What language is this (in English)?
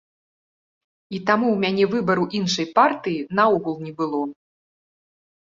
Belarusian